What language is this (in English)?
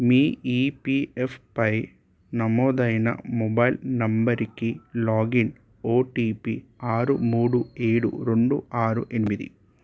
Telugu